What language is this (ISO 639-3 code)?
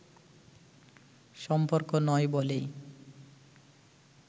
ben